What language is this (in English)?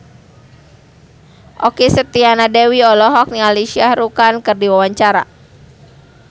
Sundanese